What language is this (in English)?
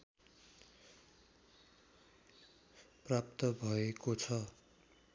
Nepali